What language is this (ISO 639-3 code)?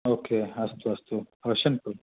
san